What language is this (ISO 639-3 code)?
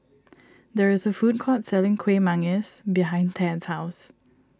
eng